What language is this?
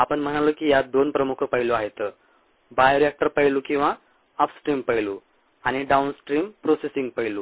Marathi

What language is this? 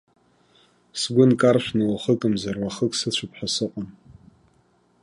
Abkhazian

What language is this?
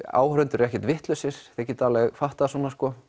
Icelandic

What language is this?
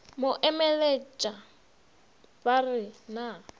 Northern Sotho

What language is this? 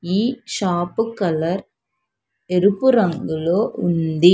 Telugu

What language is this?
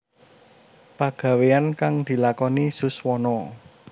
Javanese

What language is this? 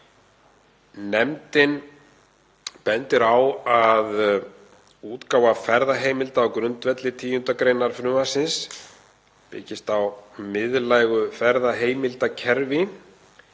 Icelandic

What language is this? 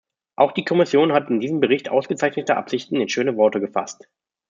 German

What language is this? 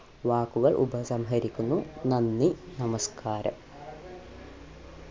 Malayalam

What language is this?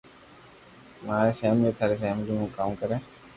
Loarki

